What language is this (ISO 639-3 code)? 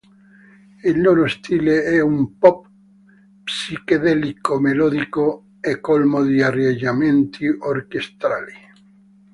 ita